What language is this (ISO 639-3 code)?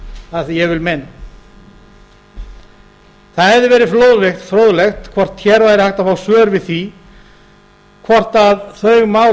isl